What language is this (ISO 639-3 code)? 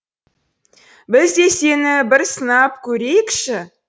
kaz